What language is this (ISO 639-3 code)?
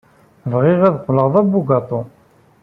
kab